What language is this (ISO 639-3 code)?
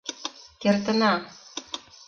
chm